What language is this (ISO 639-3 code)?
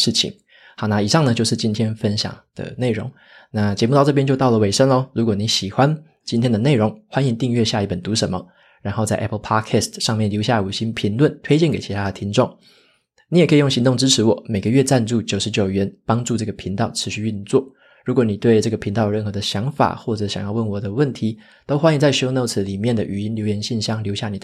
zho